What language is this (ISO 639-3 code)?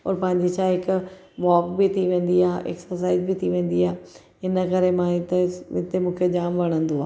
snd